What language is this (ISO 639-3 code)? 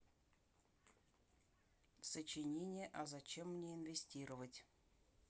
rus